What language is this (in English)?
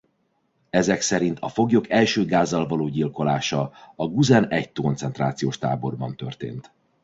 Hungarian